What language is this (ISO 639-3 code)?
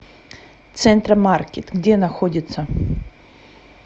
rus